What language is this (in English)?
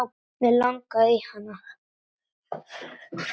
Icelandic